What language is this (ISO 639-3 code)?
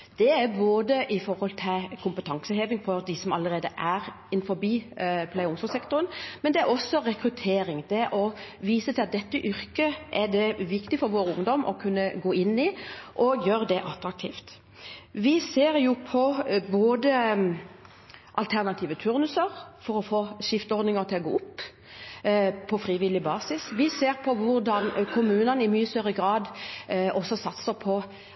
nob